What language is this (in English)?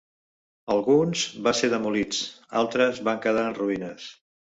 Catalan